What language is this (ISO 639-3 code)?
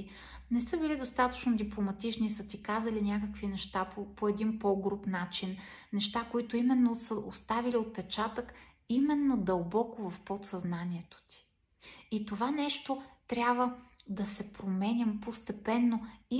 bul